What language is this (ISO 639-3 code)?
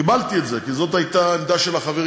heb